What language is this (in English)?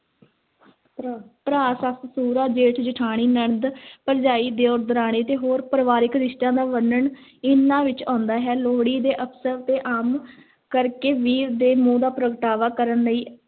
Punjabi